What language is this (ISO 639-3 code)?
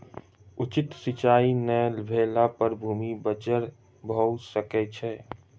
mai